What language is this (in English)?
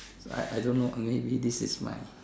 English